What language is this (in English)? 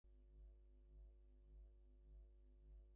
English